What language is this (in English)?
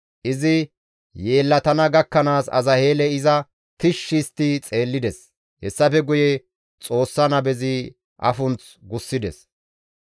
Gamo